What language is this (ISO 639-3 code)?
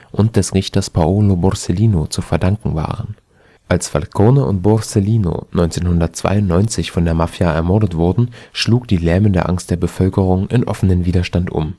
deu